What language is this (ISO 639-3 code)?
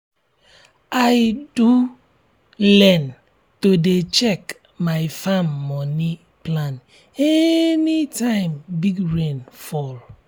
pcm